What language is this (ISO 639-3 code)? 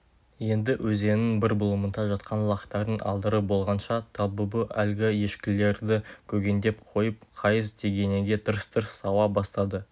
kaz